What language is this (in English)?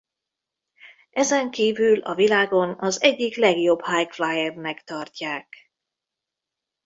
Hungarian